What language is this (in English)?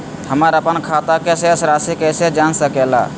Magahi